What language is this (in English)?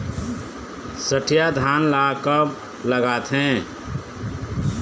Chhattisgarhi